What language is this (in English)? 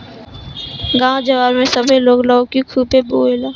Bhojpuri